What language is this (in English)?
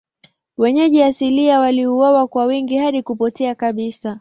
Swahili